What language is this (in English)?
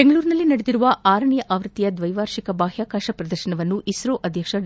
Kannada